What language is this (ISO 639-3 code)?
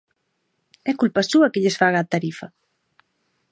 glg